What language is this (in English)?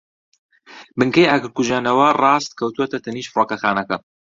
Central Kurdish